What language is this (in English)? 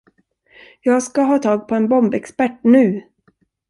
Swedish